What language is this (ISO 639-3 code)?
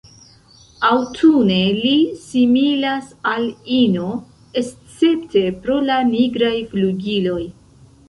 epo